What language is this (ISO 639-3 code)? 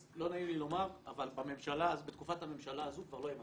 heb